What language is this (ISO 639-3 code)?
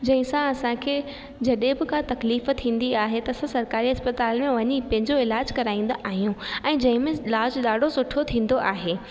snd